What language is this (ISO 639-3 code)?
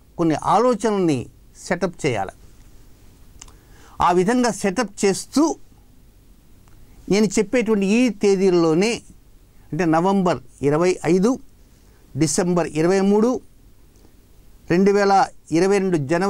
hin